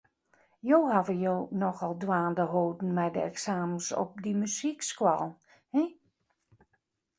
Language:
Western Frisian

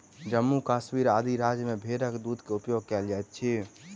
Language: Maithili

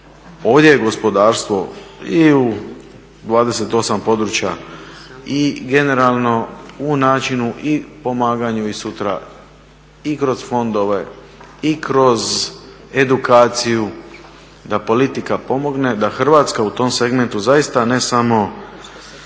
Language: Croatian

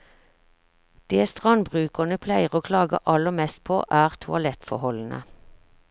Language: Norwegian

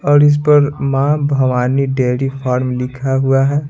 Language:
Hindi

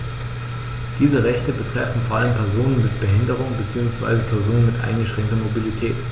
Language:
German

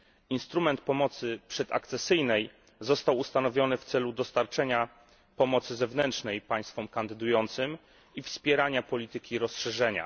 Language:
Polish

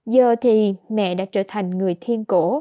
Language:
Vietnamese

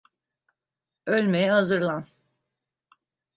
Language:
Turkish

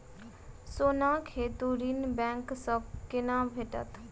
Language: Maithili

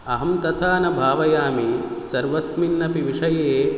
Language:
Sanskrit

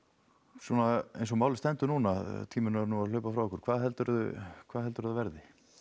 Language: Icelandic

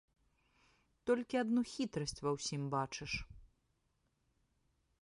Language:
Belarusian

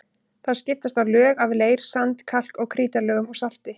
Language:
Icelandic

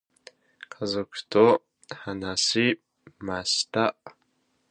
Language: Japanese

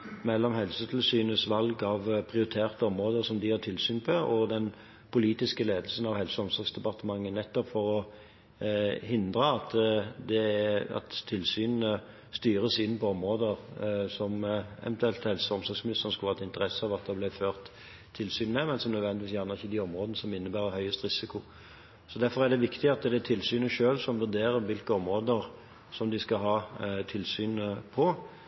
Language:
Norwegian Bokmål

